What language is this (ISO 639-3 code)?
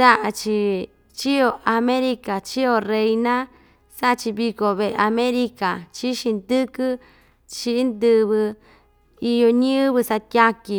vmj